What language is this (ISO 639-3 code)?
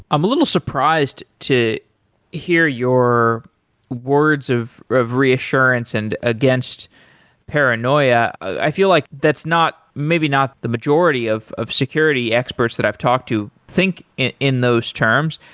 eng